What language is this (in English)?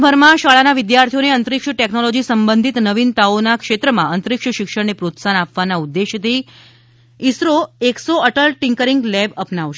Gujarati